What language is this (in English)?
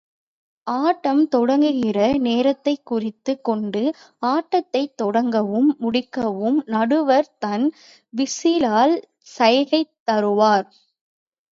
Tamil